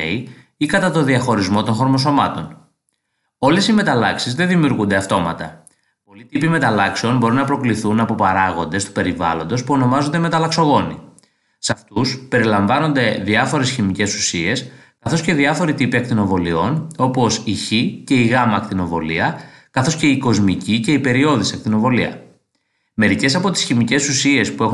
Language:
Greek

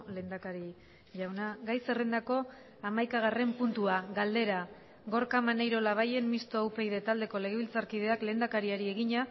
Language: Basque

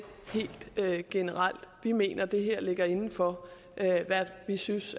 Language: Danish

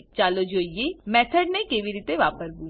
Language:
Gujarati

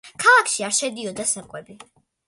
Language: Georgian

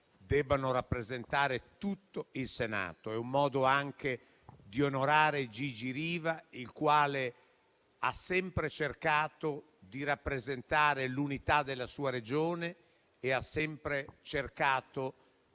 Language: Italian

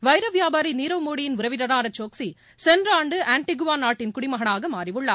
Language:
Tamil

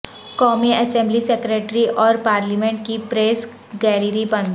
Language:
Urdu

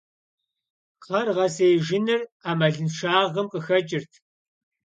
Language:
Kabardian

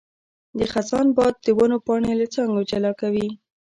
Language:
Pashto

